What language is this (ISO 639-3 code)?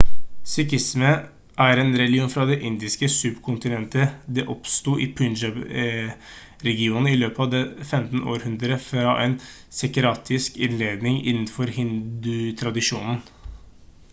nob